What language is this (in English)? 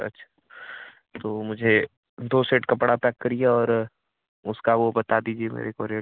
Hindi